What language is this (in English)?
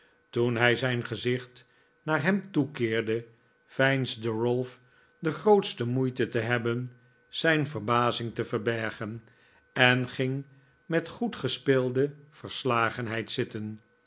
Dutch